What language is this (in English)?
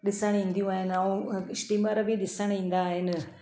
Sindhi